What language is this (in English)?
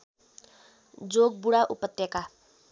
Nepali